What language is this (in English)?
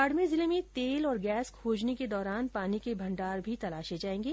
Hindi